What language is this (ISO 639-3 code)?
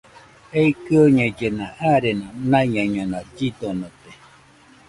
hux